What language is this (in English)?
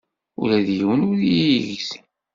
Kabyle